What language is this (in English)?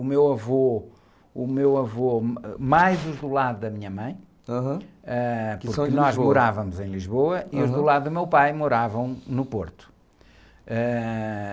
Portuguese